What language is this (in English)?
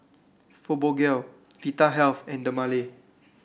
English